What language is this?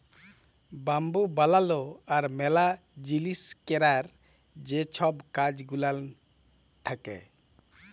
Bangla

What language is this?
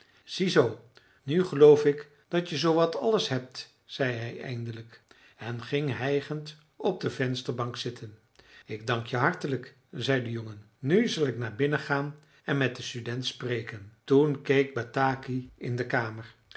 Dutch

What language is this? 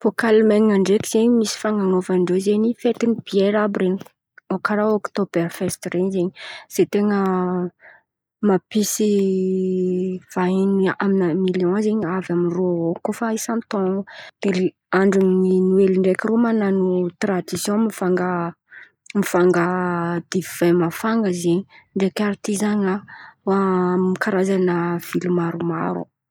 Antankarana Malagasy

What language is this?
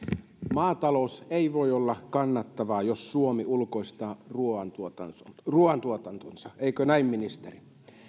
Finnish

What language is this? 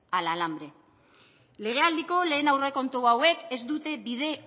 Basque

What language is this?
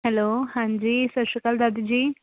Punjabi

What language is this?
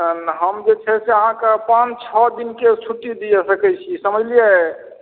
Maithili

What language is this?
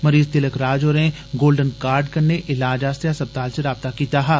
Dogri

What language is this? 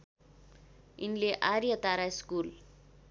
Nepali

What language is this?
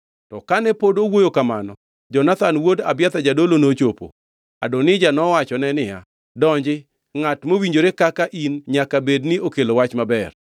Luo (Kenya and Tanzania)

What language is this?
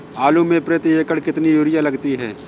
Hindi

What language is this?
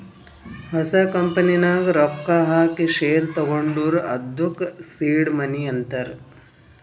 Kannada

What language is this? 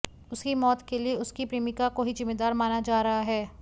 Hindi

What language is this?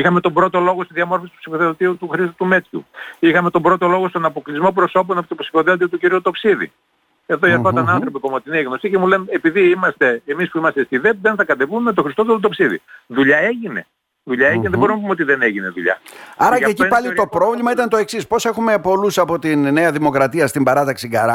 Greek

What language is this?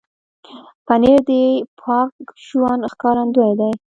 Pashto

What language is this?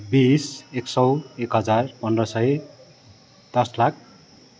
Nepali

